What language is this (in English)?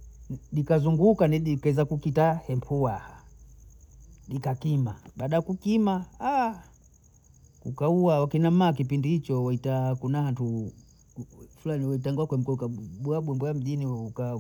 Bondei